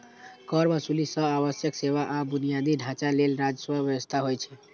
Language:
Maithili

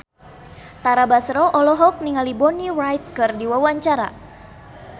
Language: Sundanese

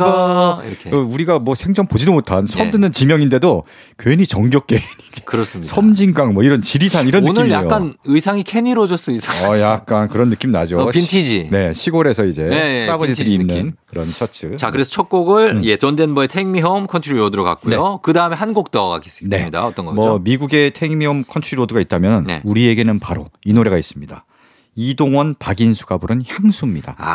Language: Korean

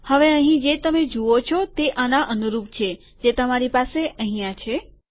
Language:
Gujarati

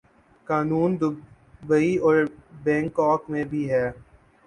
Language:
Urdu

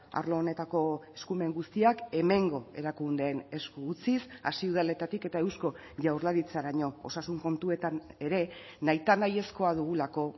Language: Basque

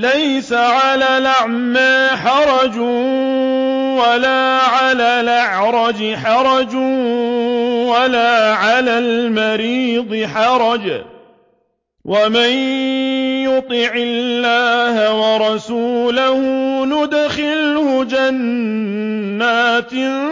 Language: Arabic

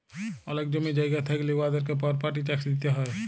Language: Bangla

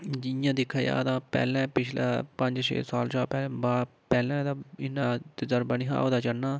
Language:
Dogri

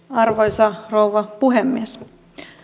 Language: Finnish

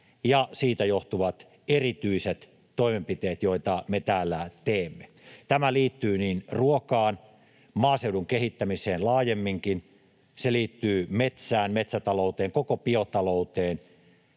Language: Finnish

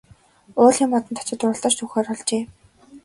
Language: Mongolian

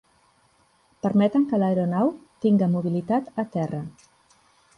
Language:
Catalan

